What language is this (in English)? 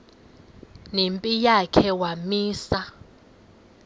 Xhosa